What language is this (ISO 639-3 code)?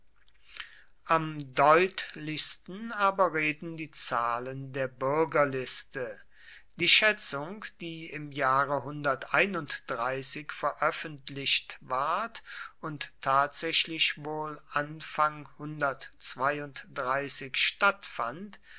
deu